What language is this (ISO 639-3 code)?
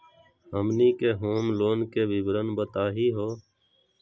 mag